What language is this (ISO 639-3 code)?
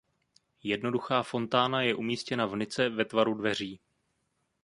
ces